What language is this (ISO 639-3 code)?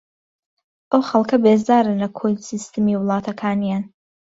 ckb